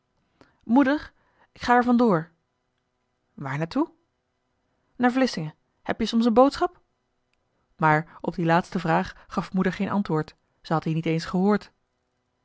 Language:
Dutch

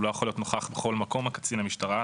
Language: Hebrew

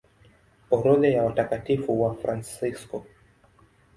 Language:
Swahili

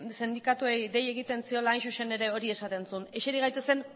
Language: Basque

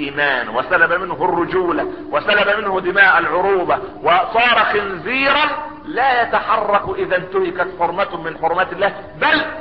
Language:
Arabic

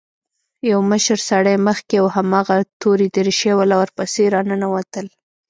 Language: Pashto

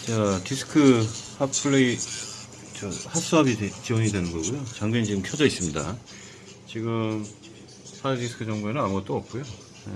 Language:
Korean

